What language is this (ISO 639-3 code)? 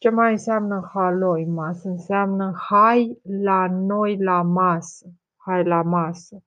ron